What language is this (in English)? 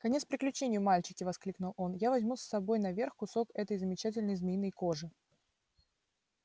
Russian